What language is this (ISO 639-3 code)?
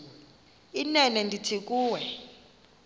xho